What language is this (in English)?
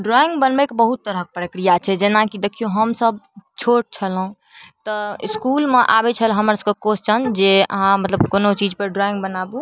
Maithili